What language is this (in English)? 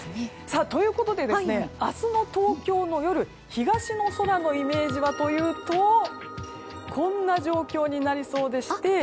Japanese